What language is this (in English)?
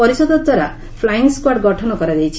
Odia